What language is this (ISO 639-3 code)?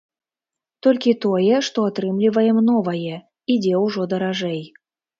bel